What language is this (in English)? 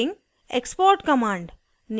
Hindi